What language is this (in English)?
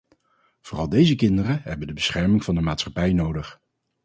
Dutch